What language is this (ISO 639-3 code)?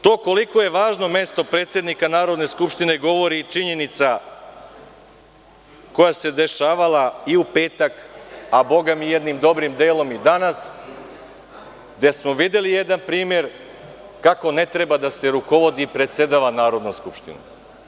srp